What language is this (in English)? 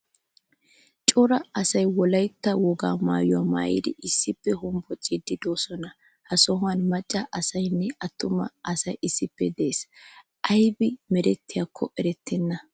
Wolaytta